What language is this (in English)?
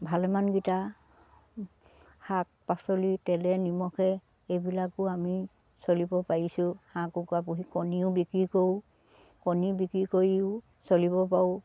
Assamese